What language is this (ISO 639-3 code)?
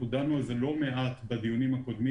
heb